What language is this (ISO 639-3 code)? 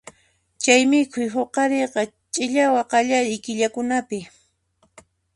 qxp